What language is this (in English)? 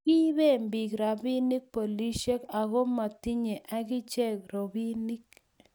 Kalenjin